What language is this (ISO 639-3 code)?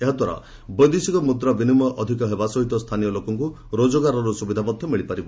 ori